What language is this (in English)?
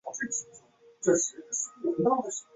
Chinese